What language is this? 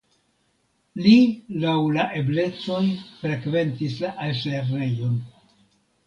Esperanto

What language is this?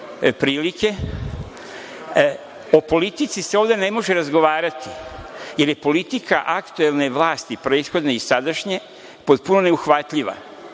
Serbian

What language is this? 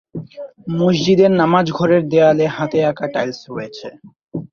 Bangla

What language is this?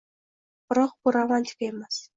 Uzbek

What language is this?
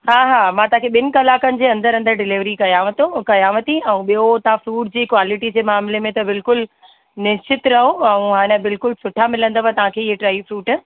Sindhi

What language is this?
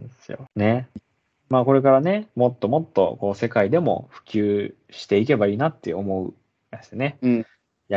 Japanese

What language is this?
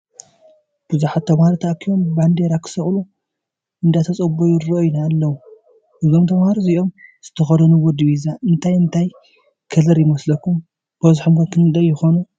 Tigrinya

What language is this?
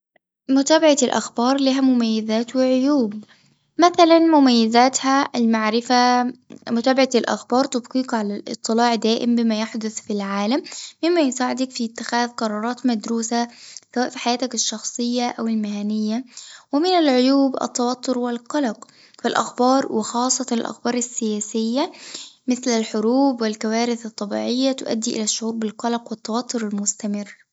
Tunisian Arabic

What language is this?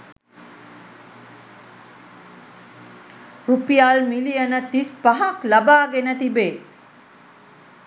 Sinhala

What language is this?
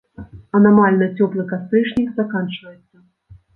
Belarusian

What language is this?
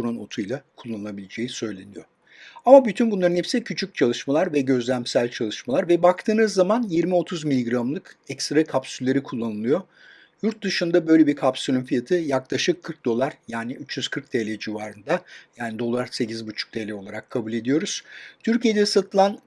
Turkish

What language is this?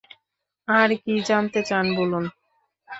Bangla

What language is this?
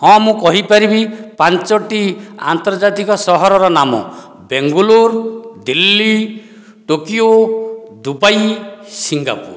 Odia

